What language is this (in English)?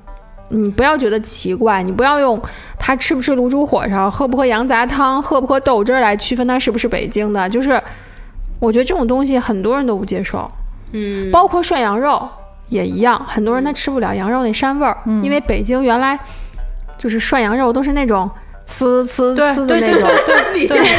Chinese